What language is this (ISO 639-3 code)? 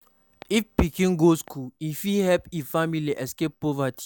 pcm